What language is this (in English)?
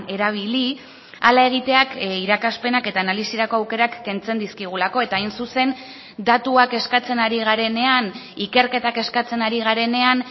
Basque